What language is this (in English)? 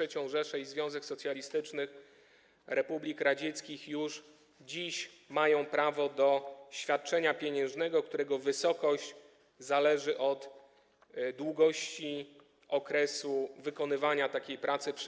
Polish